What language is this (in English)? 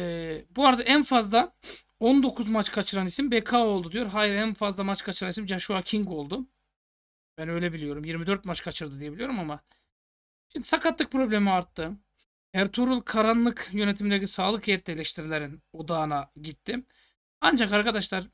Turkish